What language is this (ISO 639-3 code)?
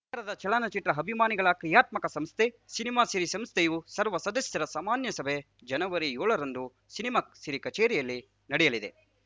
kan